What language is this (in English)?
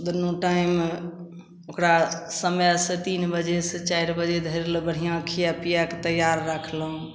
Maithili